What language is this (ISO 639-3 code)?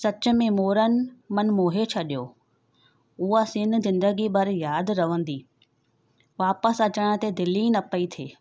snd